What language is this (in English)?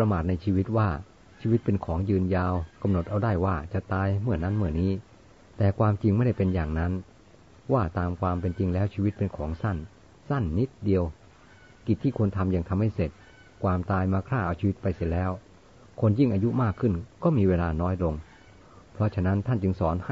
Thai